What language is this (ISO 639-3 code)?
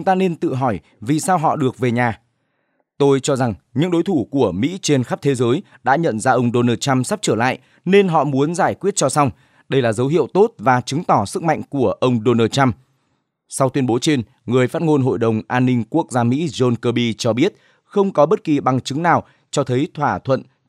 vie